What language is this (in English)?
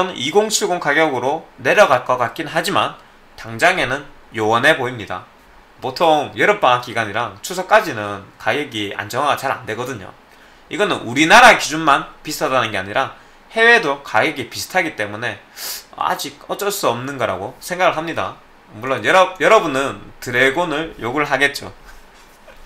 Korean